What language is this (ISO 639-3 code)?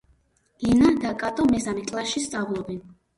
kat